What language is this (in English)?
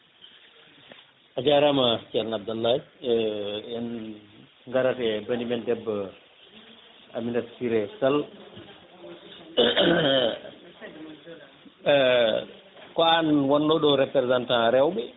Fula